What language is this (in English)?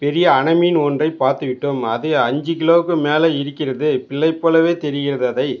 Tamil